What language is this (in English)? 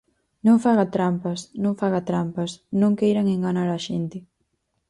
Galician